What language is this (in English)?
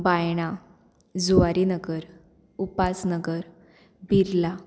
Konkani